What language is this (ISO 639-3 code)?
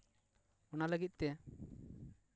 sat